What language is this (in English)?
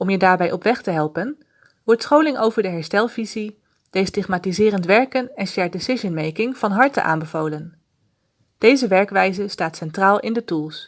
Dutch